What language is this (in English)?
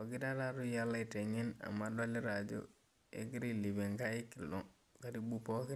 Masai